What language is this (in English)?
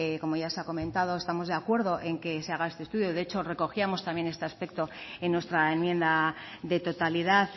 Spanish